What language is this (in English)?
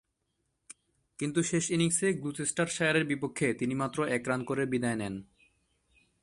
Bangla